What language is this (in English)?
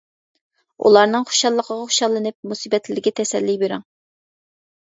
Uyghur